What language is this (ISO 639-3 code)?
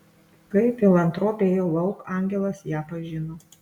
lit